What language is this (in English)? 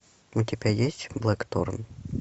Russian